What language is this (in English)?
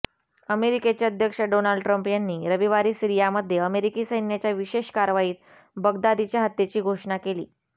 Marathi